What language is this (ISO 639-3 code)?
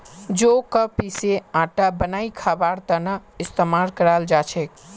mag